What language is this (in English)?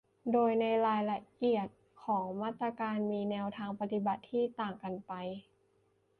Thai